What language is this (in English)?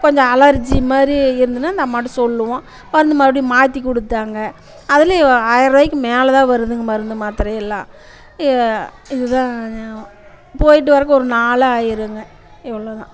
Tamil